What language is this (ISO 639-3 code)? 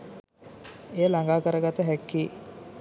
sin